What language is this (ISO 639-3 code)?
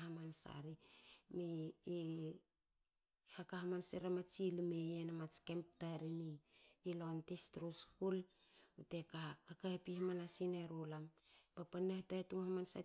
hao